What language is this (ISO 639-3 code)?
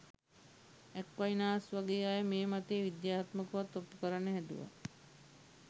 sin